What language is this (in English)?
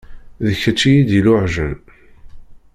Kabyle